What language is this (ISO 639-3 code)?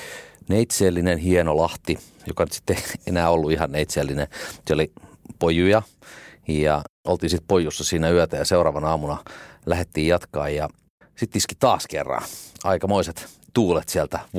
fin